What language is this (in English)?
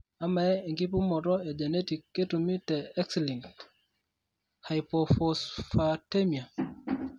Masai